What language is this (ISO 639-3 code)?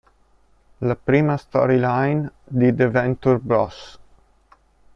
ita